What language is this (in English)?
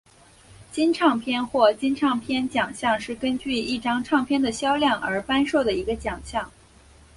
Chinese